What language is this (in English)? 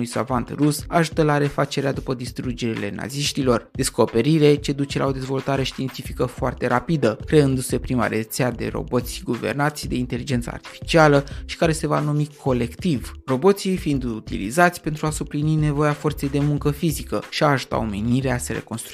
Romanian